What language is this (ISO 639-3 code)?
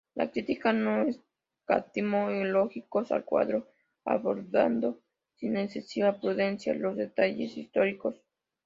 spa